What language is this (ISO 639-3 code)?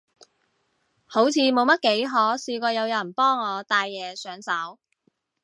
yue